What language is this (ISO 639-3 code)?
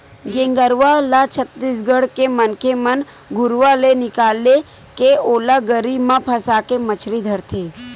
hne